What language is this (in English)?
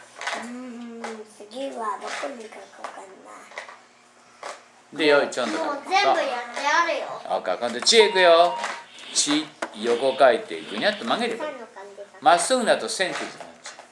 Japanese